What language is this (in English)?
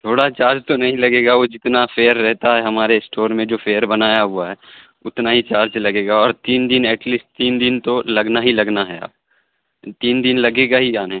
Urdu